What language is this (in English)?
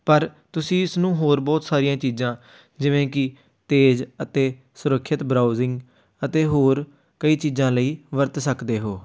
Punjabi